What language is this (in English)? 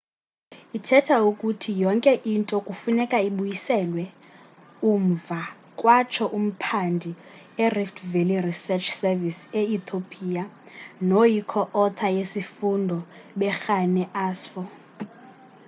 Xhosa